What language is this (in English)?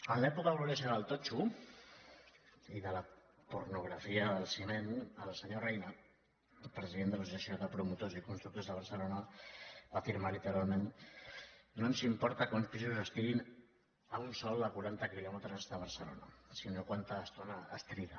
Catalan